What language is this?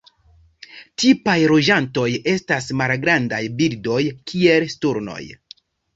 Esperanto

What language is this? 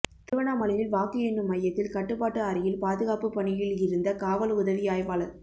Tamil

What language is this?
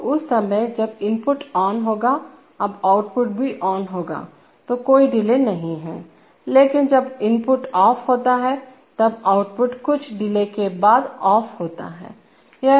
Hindi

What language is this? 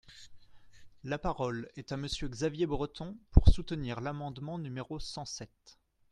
French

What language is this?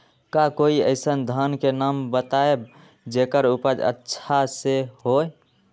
Magahi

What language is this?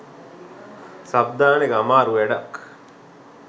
Sinhala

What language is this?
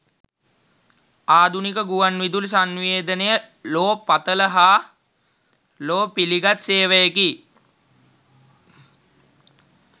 Sinhala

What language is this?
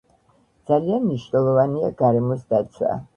Georgian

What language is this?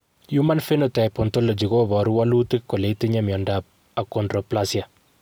Kalenjin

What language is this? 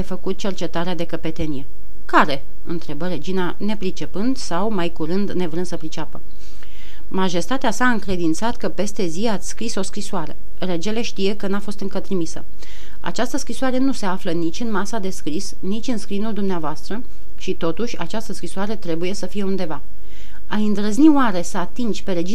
Romanian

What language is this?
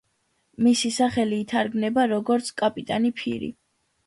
Georgian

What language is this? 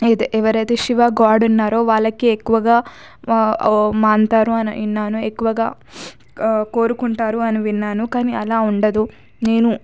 Telugu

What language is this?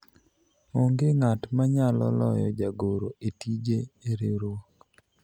Luo (Kenya and Tanzania)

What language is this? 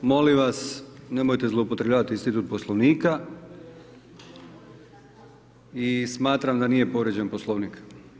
Croatian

